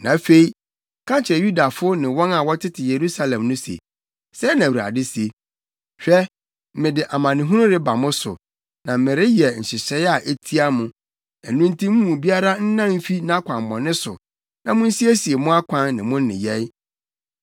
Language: Akan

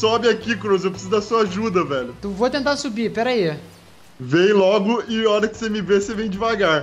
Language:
Portuguese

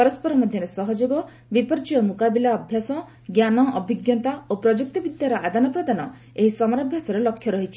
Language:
Odia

